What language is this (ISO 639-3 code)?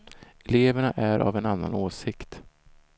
swe